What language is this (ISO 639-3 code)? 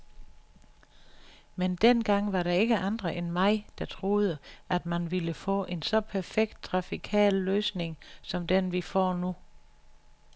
dan